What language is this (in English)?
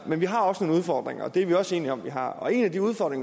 Danish